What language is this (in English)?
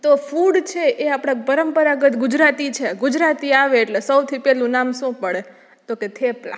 Gujarati